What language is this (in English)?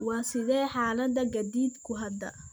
Somali